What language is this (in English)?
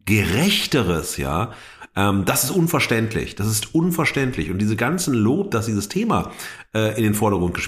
German